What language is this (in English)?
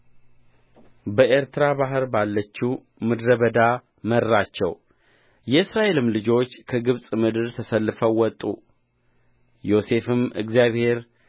Amharic